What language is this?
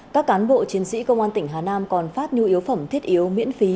Vietnamese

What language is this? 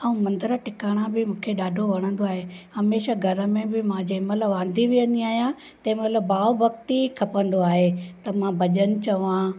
Sindhi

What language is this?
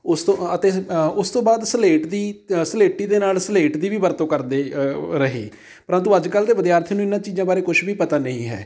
Punjabi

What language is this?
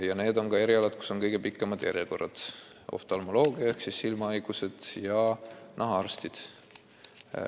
Estonian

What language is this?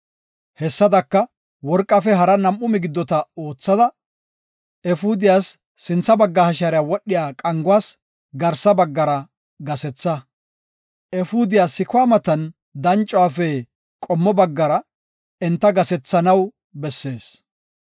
Gofa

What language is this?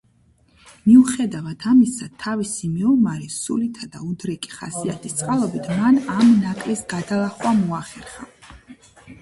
Georgian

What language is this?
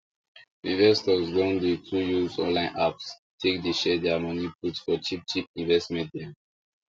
Nigerian Pidgin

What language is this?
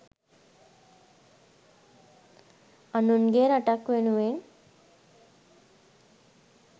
Sinhala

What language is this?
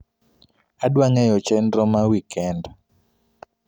Luo (Kenya and Tanzania)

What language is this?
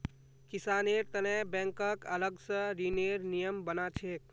Magahi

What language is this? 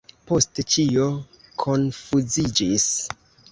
Esperanto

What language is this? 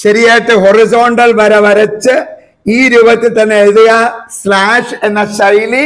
Malayalam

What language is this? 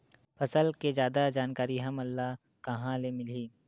Chhattisgarhi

